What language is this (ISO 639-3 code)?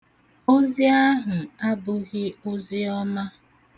ibo